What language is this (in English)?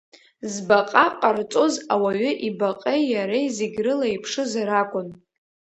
Abkhazian